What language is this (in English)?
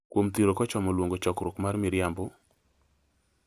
Luo (Kenya and Tanzania)